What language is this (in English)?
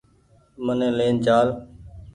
Goaria